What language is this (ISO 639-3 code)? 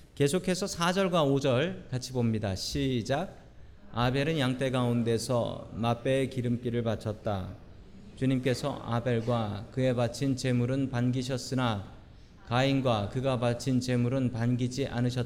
kor